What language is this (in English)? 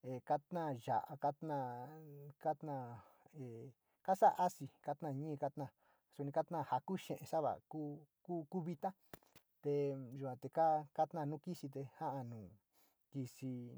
Sinicahua Mixtec